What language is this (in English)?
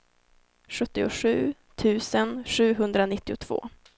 Swedish